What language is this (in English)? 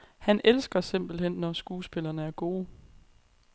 Danish